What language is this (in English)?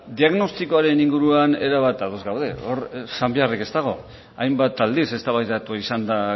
Basque